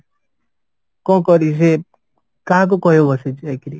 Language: Odia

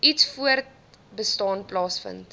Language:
Afrikaans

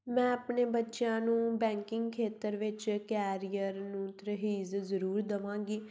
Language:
Punjabi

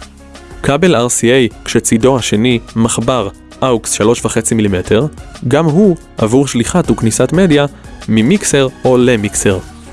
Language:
Hebrew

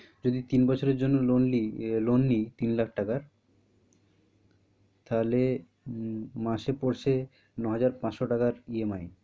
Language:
Bangla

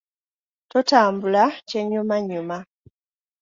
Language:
Ganda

